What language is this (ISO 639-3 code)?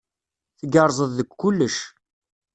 kab